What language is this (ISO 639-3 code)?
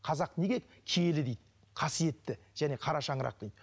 kaz